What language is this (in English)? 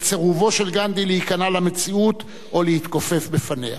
Hebrew